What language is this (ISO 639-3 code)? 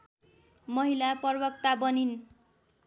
nep